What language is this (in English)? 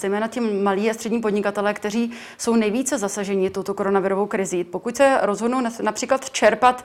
Czech